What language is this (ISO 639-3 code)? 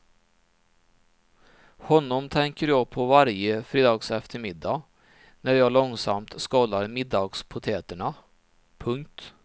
swe